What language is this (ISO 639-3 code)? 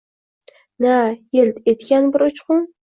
uzb